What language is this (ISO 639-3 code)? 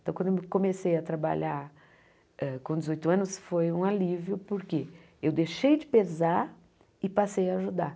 por